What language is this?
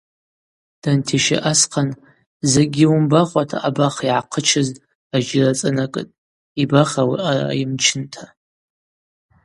Abaza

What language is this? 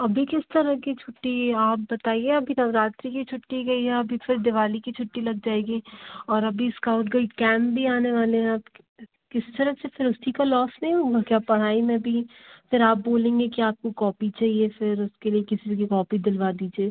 Hindi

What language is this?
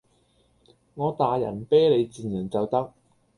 Cantonese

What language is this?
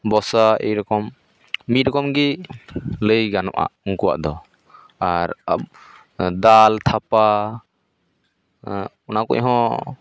Santali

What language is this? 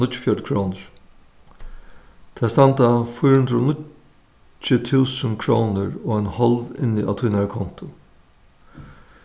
Faroese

